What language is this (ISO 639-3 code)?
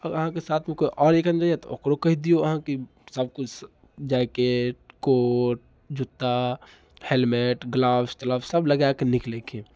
mai